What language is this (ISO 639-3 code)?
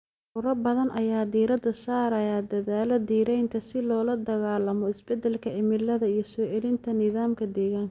som